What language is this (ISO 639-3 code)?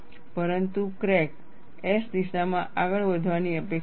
guj